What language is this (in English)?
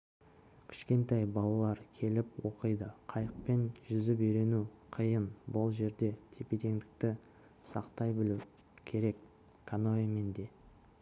Kazakh